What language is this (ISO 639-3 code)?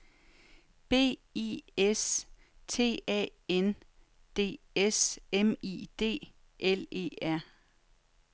dan